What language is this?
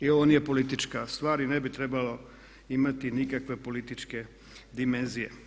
Croatian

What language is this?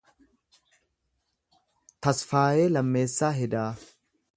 Oromo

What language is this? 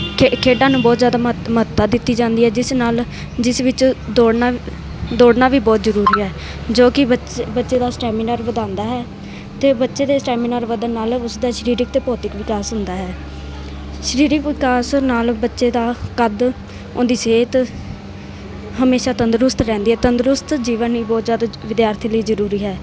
Punjabi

